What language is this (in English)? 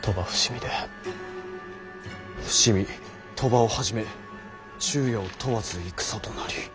Japanese